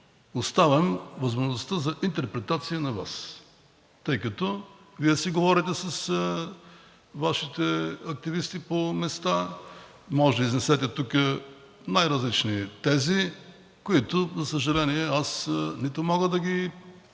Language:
Bulgarian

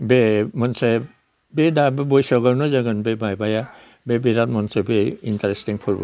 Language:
Bodo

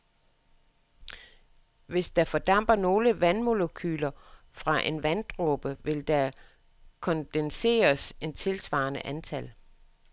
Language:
Danish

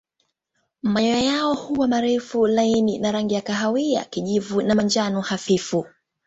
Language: Swahili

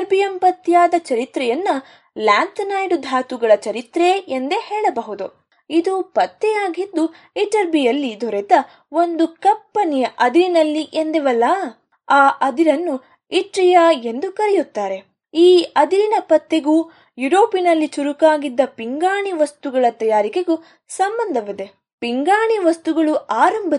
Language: Kannada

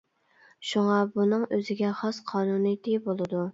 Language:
Uyghur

